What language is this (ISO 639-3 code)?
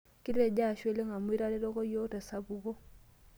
mas